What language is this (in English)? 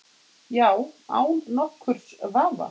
Icelandic